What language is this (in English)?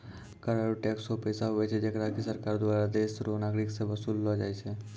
Maithili